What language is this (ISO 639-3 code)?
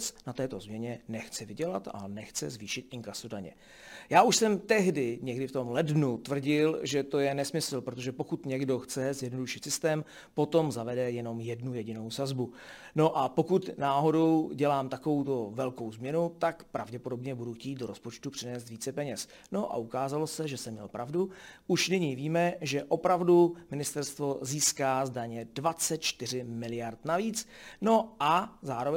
ces